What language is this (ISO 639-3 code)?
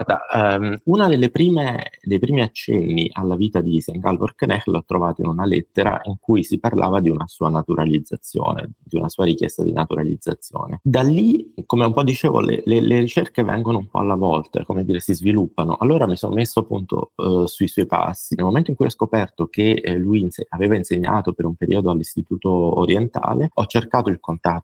ita